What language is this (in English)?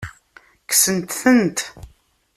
Kabyle